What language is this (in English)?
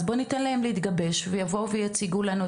Hebrew